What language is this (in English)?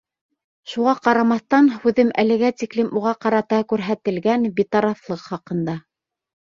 Bashkir